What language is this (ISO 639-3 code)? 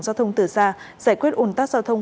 vie